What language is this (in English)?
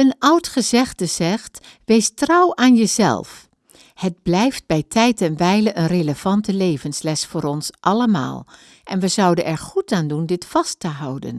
Dutch